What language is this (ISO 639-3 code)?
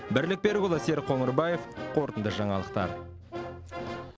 kaz